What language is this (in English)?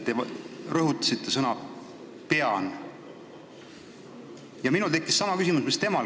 Estonian